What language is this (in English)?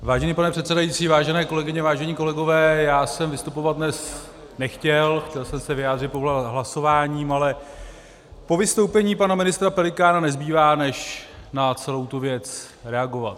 Czech